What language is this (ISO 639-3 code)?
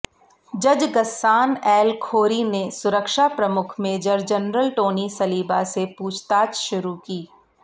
hin